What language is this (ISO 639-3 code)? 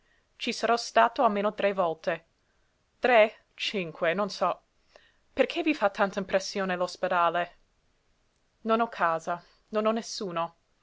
ita